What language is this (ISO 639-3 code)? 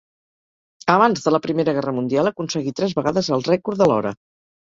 cat